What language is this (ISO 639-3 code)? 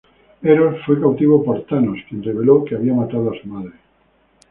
spa